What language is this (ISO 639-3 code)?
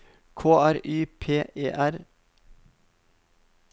nor